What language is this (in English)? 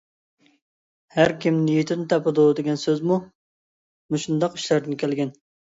Uyghur